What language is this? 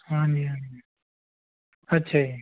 Punjabi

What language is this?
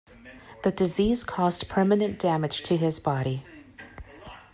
English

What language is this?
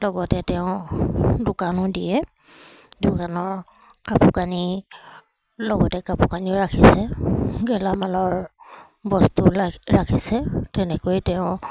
Assamese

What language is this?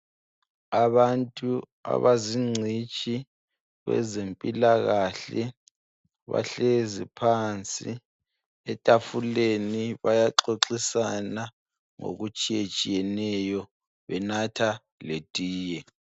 North Ndebele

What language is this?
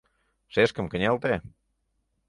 Mari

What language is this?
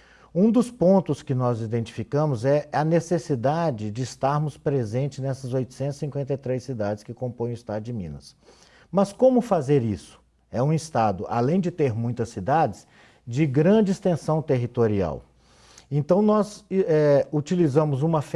Portuguese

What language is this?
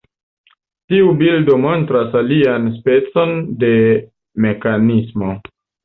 Esperanto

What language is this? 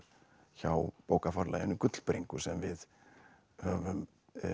Icelandic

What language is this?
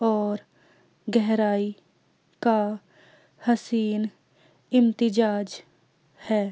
Urdu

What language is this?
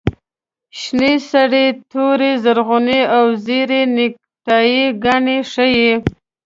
Pashto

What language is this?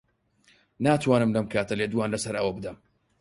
Central Kurdish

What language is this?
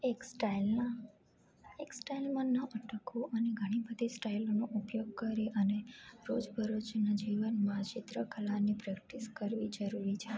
Gujarati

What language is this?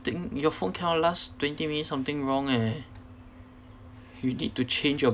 English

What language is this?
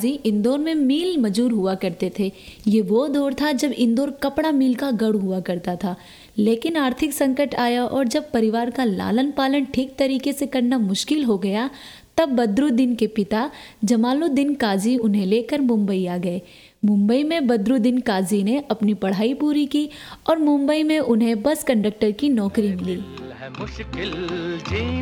Hindi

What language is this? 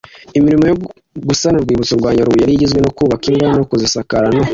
Kinyarwanda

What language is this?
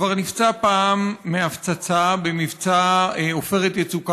Hebrew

